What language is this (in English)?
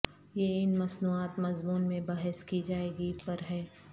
Urdu